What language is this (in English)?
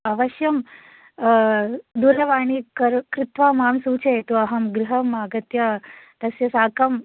Sanskrit